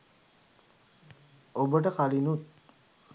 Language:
Sinhala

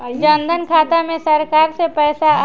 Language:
Bhojpuri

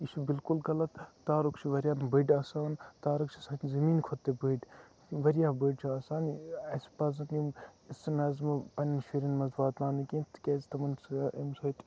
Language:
Kashmiri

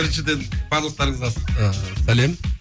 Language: Kazakh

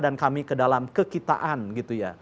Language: Indonesian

